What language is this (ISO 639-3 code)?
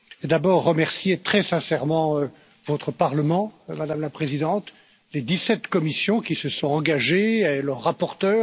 fra